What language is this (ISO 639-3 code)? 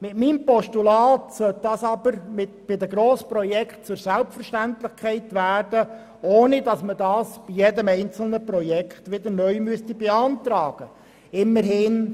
gsw